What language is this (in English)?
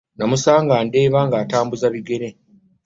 Ganda